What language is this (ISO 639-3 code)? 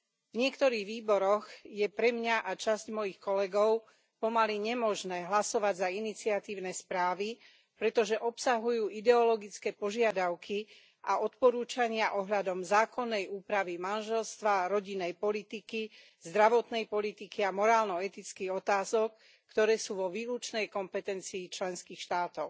slk